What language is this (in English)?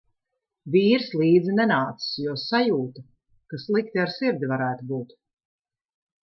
Latvian